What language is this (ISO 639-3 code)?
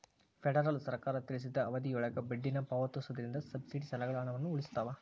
kan